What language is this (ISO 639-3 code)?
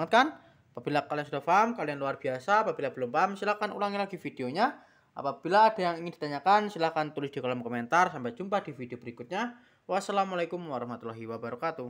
ind